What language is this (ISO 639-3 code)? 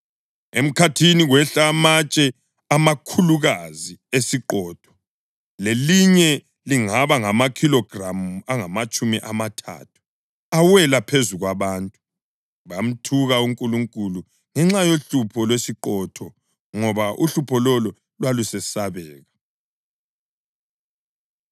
nde